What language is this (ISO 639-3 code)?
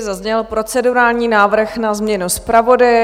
ces